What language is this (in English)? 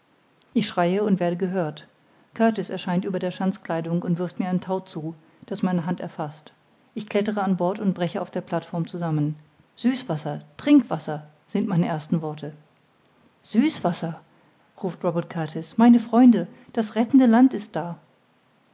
German